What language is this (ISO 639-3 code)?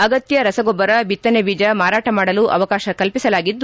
kan